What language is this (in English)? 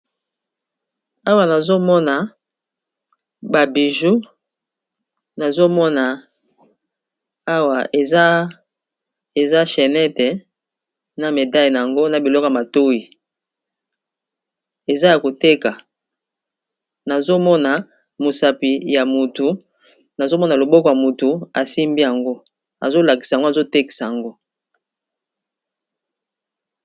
Lingala